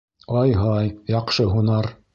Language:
Bashkir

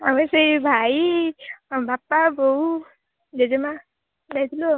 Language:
Odia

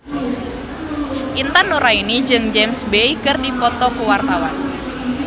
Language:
Sundanese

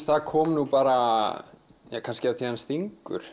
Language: Icelandic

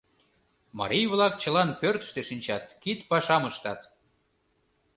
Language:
Mari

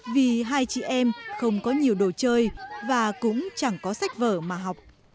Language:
Vietnamese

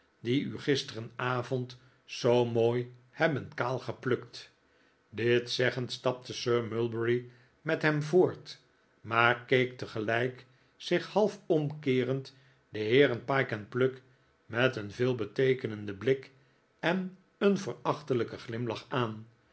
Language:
Dutch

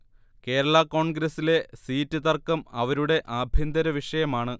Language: Malayalam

